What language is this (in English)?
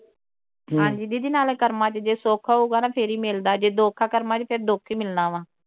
Punjabi